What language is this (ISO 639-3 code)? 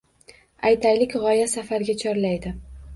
uzb